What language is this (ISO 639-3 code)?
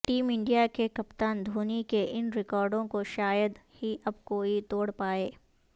urd